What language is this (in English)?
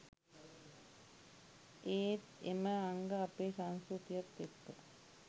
Sinhala